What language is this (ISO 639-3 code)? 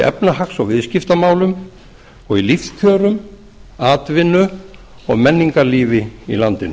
isl